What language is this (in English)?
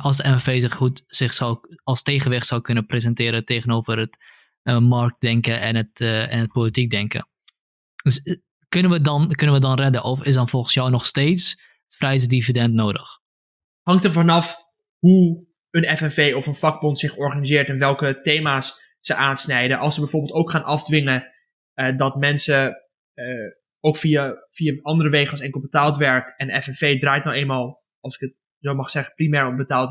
Dutch